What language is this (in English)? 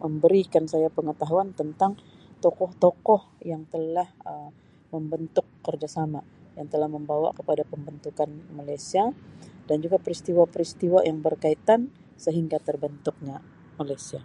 Sabah Malay